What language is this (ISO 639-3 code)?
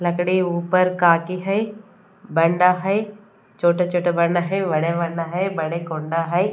hin